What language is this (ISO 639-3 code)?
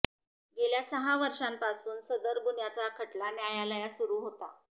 mar